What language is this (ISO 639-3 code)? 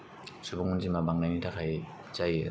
brx